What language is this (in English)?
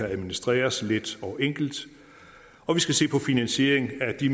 Danish